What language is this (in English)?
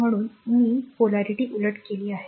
Marathi